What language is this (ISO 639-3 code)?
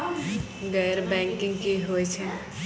mai